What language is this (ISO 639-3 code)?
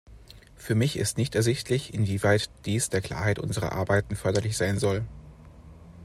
deu